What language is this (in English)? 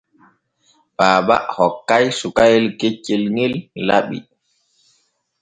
Borgu Fulfulde